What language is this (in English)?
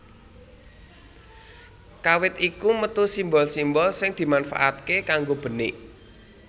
Javanese